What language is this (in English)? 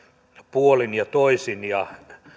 Finnish